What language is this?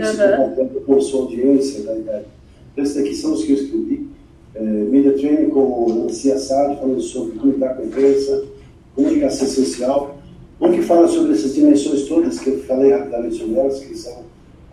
Portuguese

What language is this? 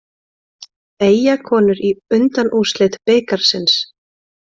Icelandic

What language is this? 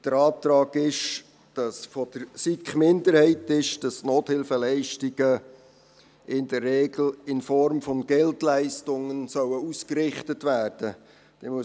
Swiss German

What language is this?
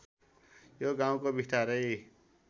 Nepali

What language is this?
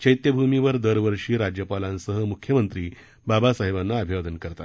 Marathi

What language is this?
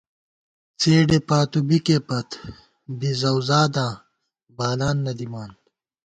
Gawar-Bati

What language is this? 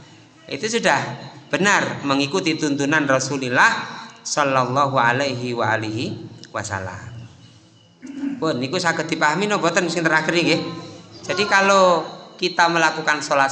Indonesian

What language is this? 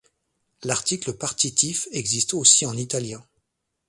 French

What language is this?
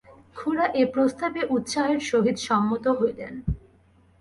Bangla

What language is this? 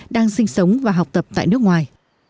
Vietnamese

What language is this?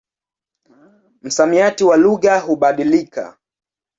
Swahili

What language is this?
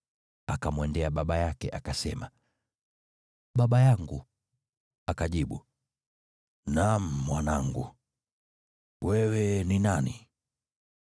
Swahili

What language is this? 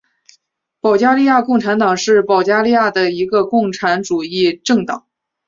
Chinese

